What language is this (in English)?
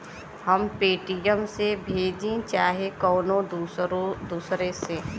Bhojpuri